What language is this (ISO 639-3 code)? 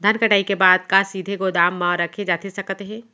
hne